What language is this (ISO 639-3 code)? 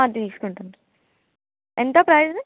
tel